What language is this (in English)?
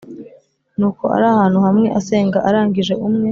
Kinyarwanda